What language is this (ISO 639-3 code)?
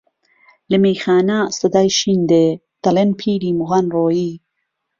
ckb